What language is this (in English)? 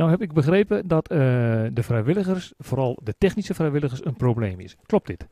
Dutch